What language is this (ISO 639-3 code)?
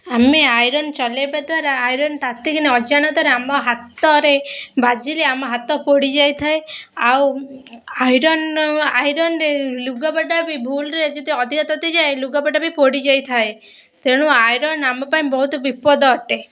ori